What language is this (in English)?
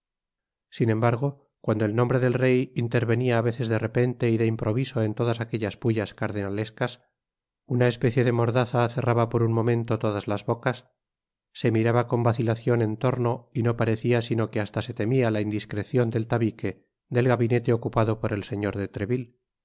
Spanish